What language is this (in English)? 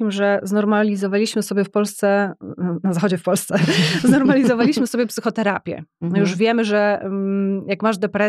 Polish